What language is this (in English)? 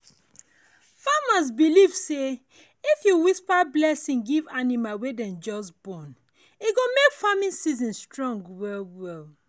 Nigerian Pidgin